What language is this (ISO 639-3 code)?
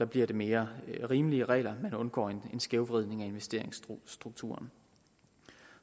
dan